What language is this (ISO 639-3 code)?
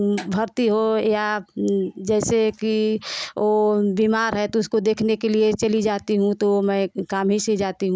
hin